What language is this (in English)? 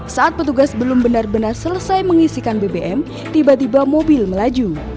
Indonesian